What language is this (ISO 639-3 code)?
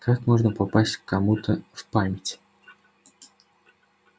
rus